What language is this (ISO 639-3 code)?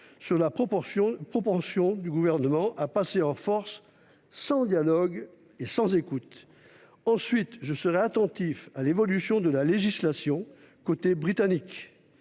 fra